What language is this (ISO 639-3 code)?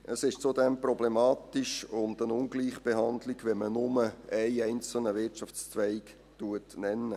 gsw